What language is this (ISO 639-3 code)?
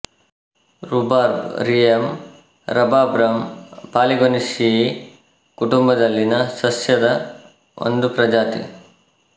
kan